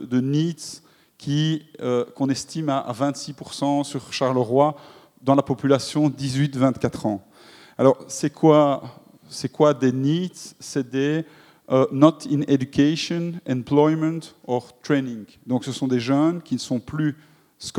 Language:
French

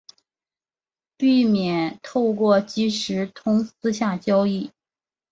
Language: Chinese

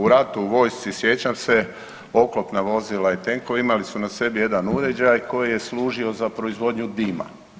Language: Croatian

